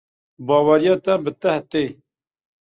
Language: Kurdish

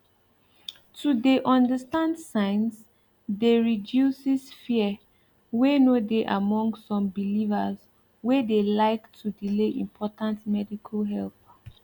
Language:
Nigerian Pidgin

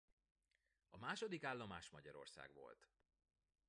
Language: Hungarian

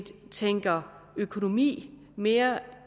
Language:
Danish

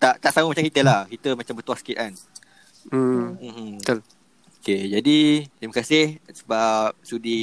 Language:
Malay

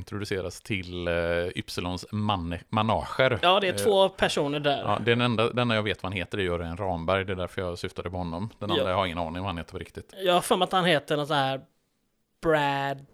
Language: Swedish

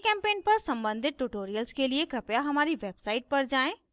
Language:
Hindi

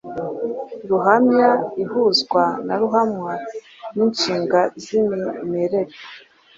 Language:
Kinyarwanda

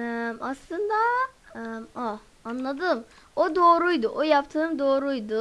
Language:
Turkish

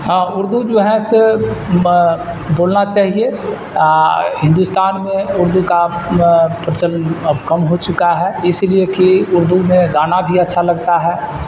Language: Urdu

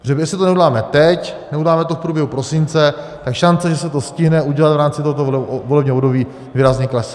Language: Czech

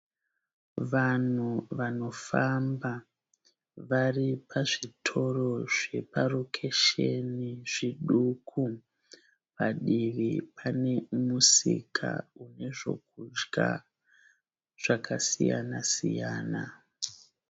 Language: Shona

